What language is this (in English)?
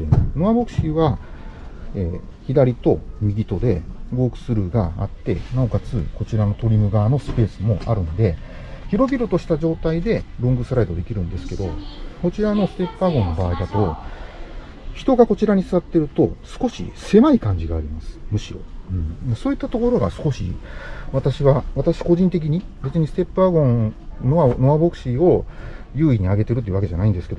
Japanese